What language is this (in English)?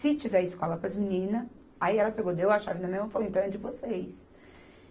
Portuguese